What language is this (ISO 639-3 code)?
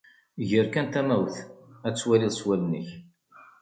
kab